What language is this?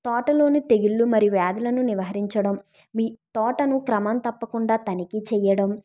Telugu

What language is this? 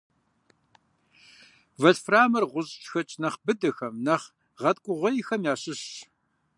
Kabardian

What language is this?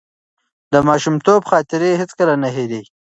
Pashto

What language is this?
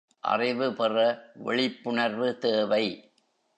Tamil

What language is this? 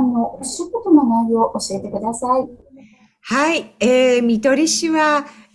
Japanese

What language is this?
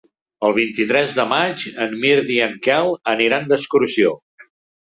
Catalan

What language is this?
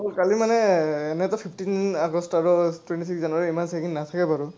Assamese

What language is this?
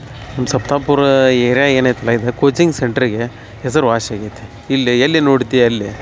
Kannada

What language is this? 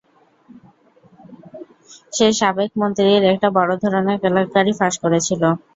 Bangla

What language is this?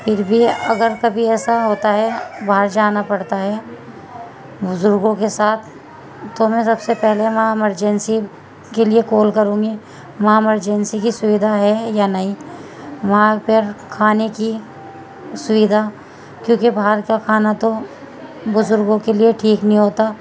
Urdu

